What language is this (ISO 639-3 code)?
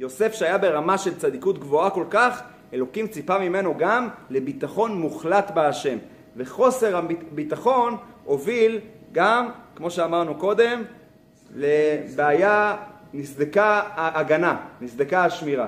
heb